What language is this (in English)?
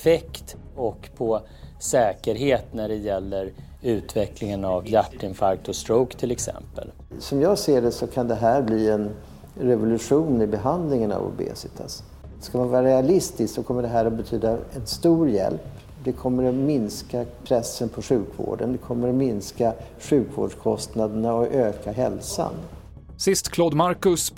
Swedish